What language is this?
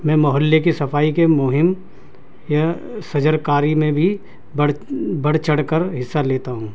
Urdu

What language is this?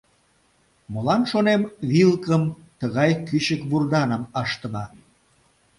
Mari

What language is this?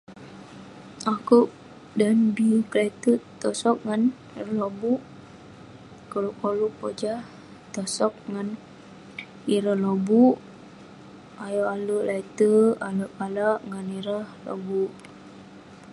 Western Penan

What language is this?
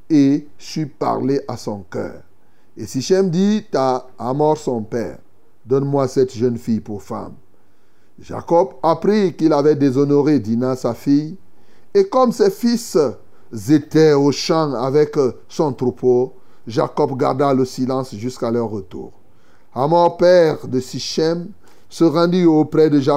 French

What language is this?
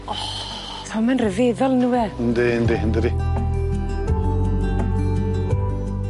Welsh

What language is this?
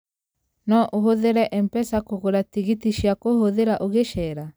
Kikuyu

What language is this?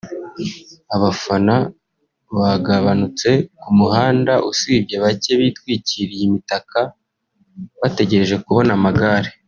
Kinyarwanda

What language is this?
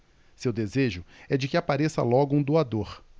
Portuguese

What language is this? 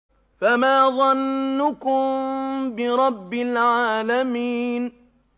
Arabic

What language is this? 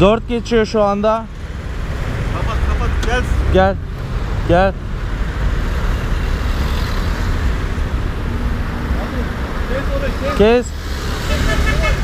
Turkish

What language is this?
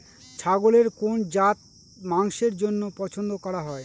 Bangla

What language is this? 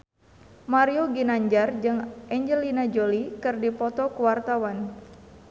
Sundanese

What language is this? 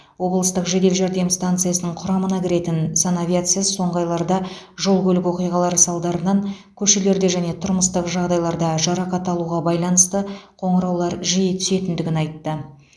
Kazakh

